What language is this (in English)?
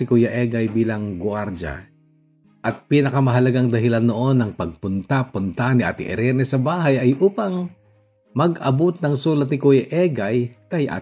Filipino